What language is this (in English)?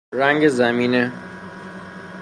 Persian